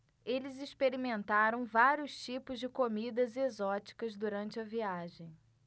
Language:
Portuguese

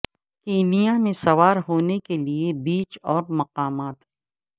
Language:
Urdu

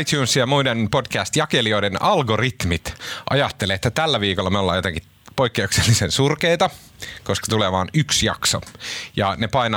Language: Finnish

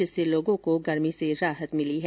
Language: Hindi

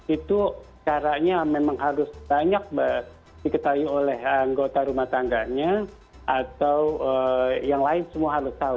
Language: Indonesian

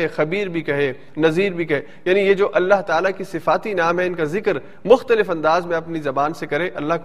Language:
Urdu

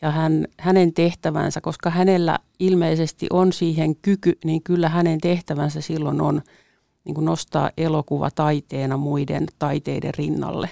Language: Finnish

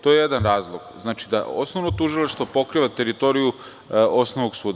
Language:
Serbian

